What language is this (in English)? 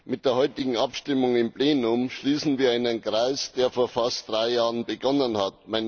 German